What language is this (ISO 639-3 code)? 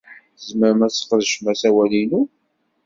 kab